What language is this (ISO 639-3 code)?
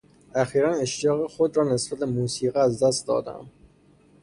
fas